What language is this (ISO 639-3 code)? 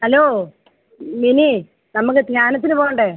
mal